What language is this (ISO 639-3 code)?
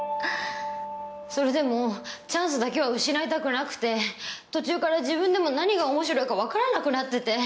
jpn